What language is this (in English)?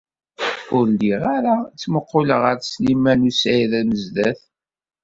Kabyle